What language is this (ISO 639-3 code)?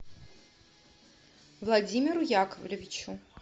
rus